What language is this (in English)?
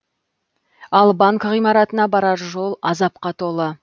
Kazakh